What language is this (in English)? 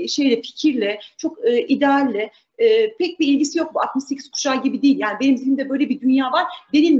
Turkish